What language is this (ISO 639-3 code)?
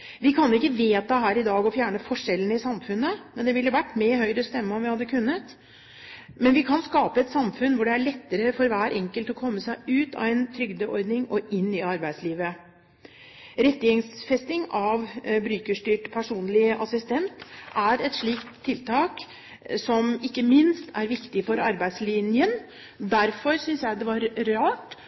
nob